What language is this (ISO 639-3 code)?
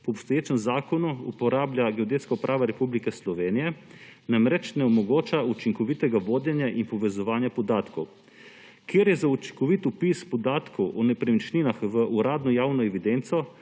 slv